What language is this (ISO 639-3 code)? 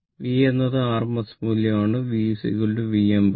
mal